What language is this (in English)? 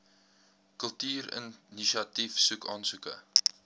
Afrikaans